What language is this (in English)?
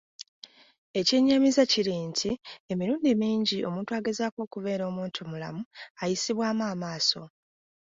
Ganda